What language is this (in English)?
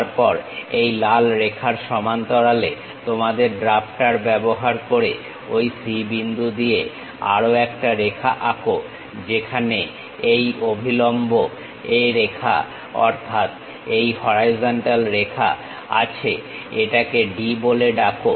Bangla